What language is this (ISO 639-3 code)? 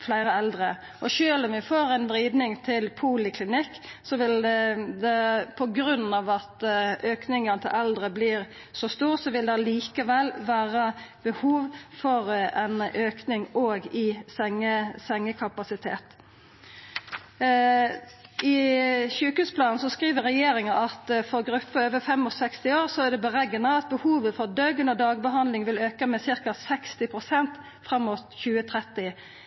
nno